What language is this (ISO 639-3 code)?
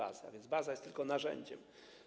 pol